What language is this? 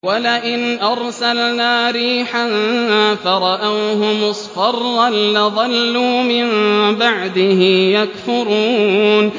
Arabic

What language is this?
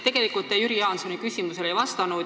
Estonian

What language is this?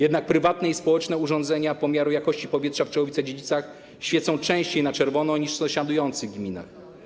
Polish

